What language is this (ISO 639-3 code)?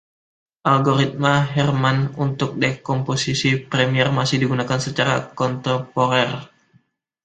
ind